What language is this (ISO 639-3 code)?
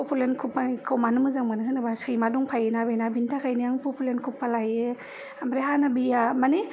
brx